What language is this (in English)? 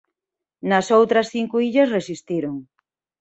Galician